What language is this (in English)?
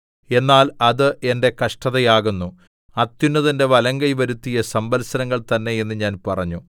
Malayalam